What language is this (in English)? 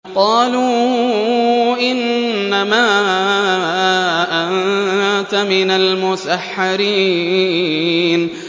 Arabic